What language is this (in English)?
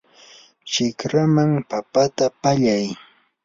Yanahuanca Pasco Quechua